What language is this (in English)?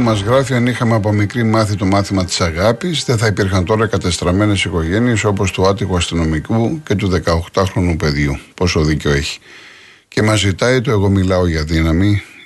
Greek